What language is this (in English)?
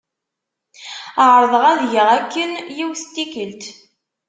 Kabyle